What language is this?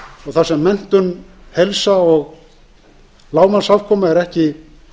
Icelandic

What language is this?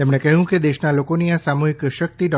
Gujarati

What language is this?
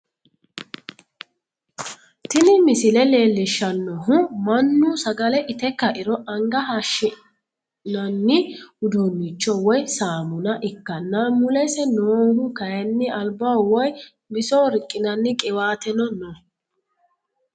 Sidamo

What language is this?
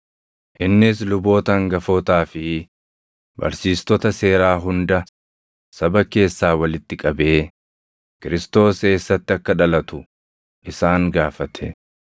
Oromo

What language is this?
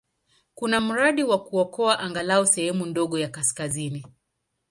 Swahili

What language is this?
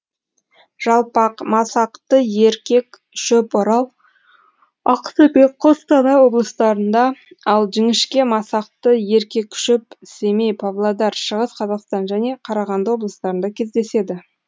Kazakh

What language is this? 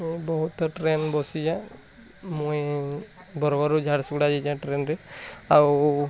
Odia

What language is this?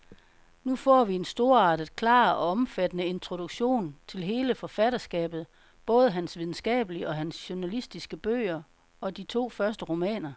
Danish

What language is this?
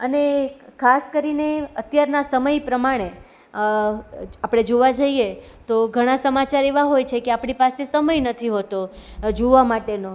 Gujarati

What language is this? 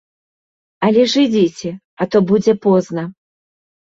Belarusian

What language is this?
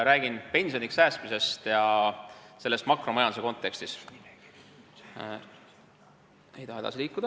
Estonian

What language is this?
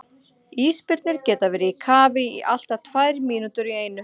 Icelandic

